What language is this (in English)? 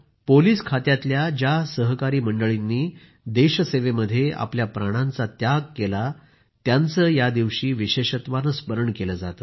Marathi